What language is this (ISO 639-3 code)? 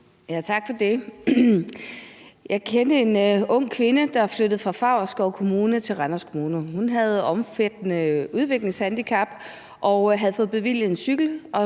dan